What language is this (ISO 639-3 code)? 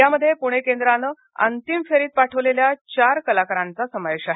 mar